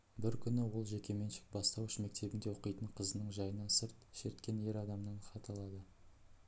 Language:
Kazakh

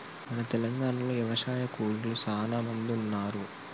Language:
Telugu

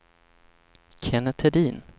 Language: Swedish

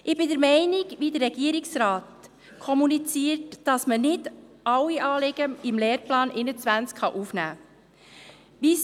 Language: Swiss German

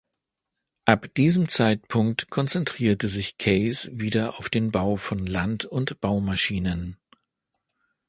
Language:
German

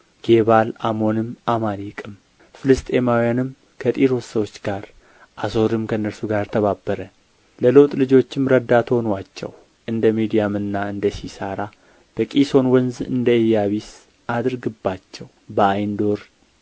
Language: Amharic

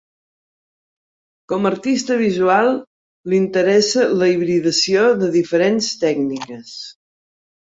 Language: Catalan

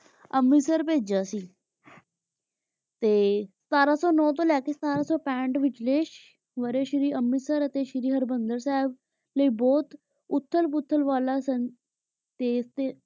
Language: Punjabi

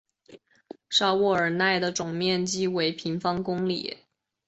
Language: Chinese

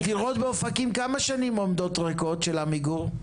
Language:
Hebrew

